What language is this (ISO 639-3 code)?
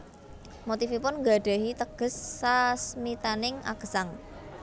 jav